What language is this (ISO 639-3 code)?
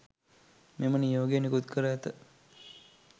sin